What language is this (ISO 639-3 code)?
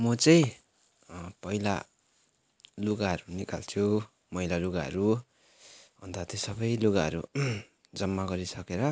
nep